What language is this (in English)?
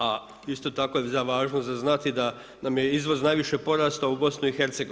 Croatian